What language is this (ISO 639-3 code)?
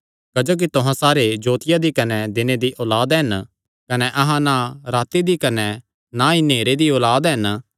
xnr